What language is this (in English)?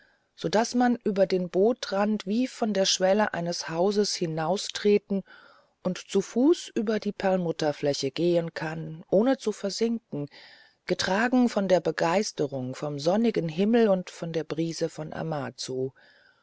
German